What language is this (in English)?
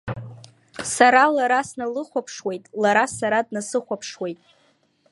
Abkhazian